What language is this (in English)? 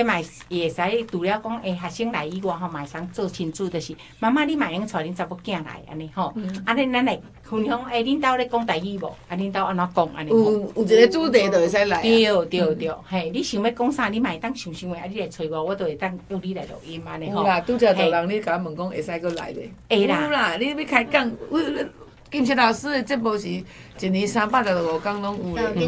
Chinese